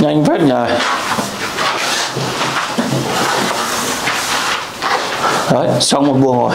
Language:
Vietnamese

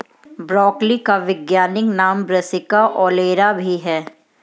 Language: Hindi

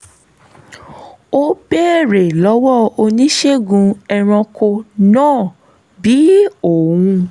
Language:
Yoruba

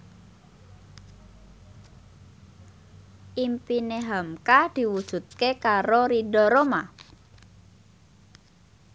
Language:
Javanese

